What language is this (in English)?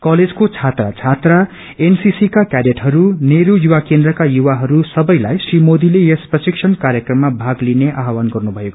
Nepali